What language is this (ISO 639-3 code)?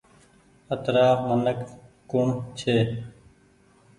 gig